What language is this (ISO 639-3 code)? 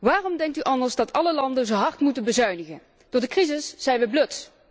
nld